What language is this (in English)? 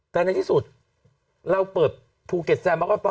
Thai